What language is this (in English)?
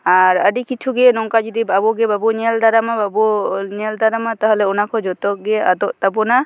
Santali